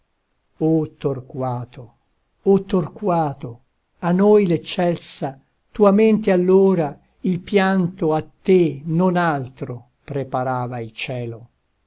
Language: Italian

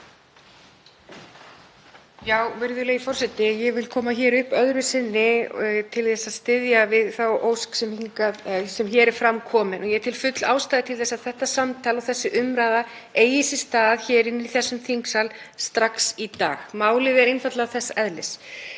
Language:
Icelandic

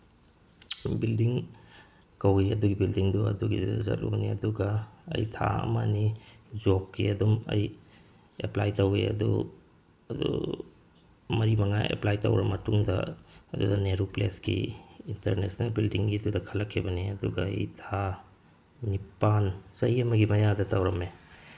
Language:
Manipuri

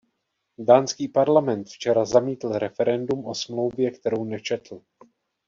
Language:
Czech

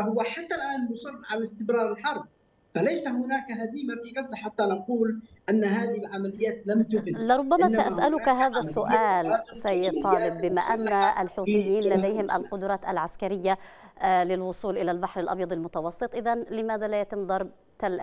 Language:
Arabic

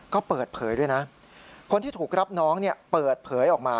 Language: Thai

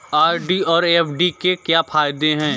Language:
Hindi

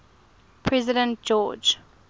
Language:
English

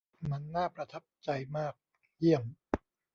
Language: Thai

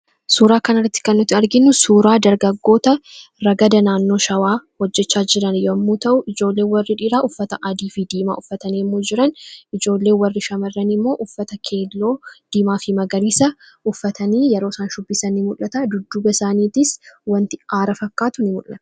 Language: Oromo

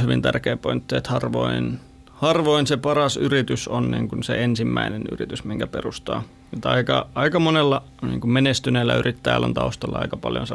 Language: Finnish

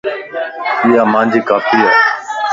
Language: Lasi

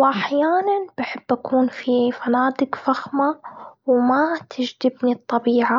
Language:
Gulf Arabic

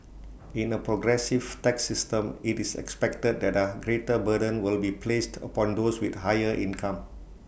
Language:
English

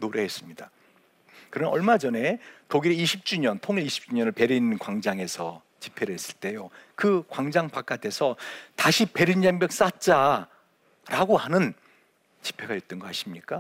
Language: Korean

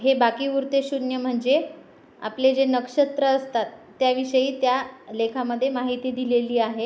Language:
Marathi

